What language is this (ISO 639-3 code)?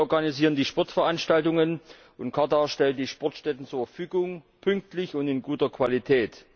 deu